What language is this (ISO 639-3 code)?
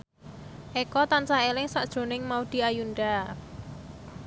jav